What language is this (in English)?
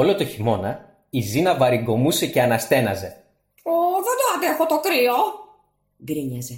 Greek